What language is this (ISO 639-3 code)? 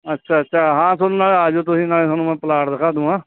pan